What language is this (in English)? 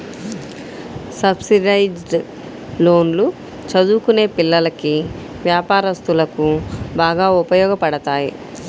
Telugu